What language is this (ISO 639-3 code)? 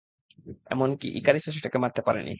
ben